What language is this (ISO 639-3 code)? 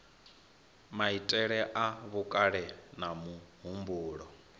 ven